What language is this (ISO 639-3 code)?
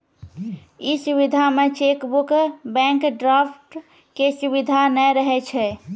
mai